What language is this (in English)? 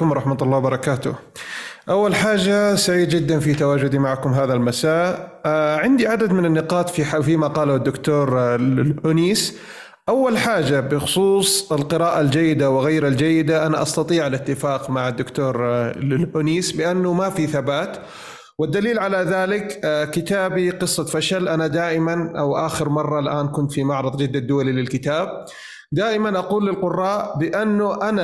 Arabic